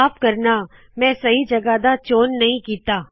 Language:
Punjabi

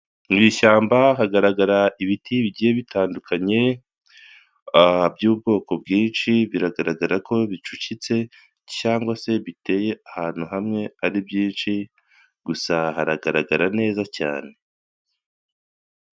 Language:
Kinyarwanda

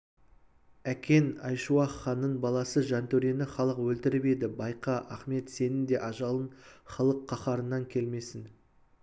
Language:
Kazakh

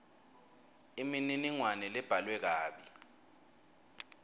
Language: Swati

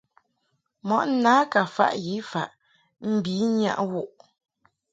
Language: Mungaka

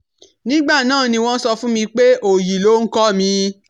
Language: Yoruba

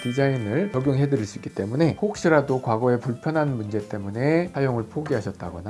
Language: Korean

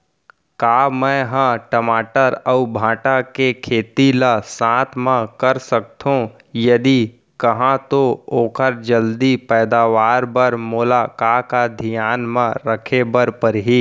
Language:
Chhattisgarhi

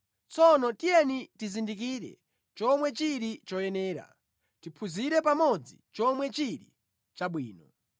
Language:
Nyanja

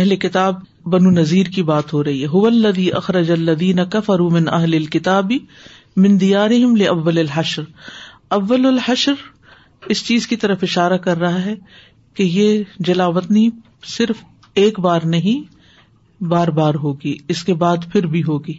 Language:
Urdu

